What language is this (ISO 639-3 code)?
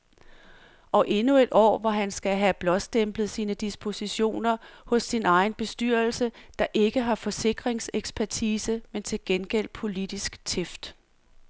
dan